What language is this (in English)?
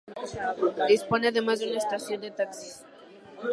Spanish